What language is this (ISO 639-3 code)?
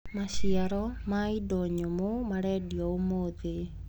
kik